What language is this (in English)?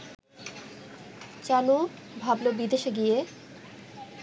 Bangla